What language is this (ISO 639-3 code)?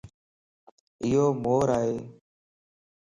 lss